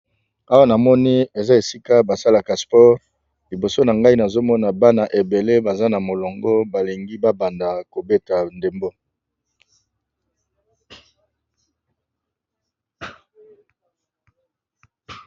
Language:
Lingala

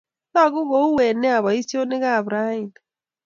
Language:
Kalenjin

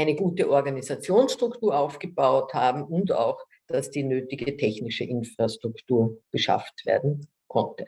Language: German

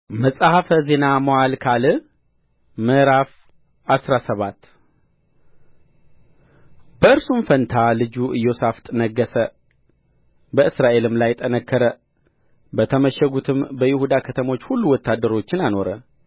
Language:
Amharic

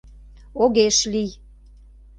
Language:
Mari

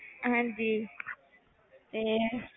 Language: Punjabi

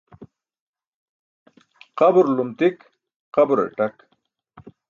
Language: Burushaski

